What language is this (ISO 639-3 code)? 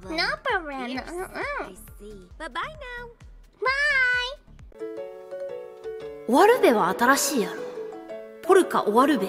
jpn